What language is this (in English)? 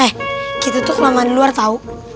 Indonesian